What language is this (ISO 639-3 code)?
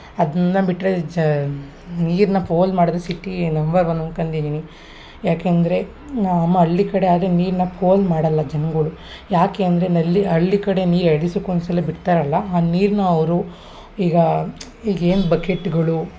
kan